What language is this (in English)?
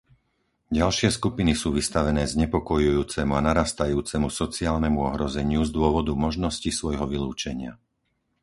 Slovak